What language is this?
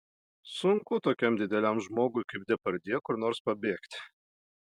Lithuanian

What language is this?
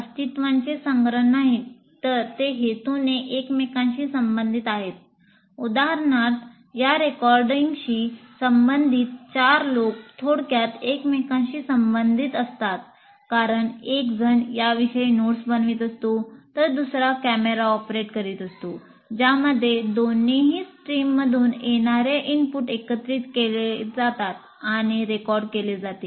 Marathi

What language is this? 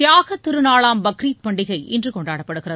Tamil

